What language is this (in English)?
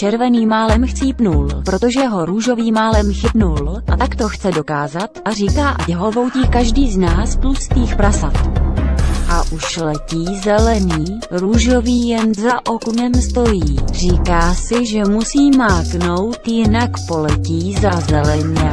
Czech